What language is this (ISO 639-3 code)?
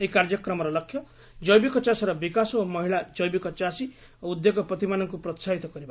ori